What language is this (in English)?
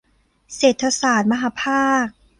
Thai